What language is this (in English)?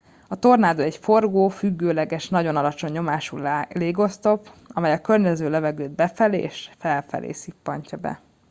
Hungarian